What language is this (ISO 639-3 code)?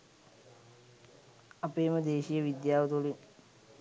sin